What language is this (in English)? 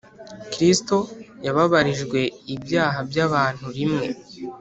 Kinyarwanda